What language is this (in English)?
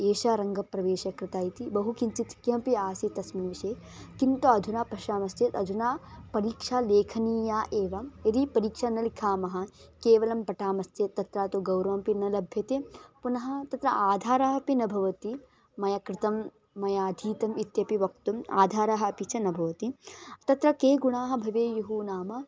Sanskrit